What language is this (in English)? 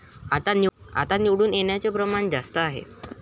Marathi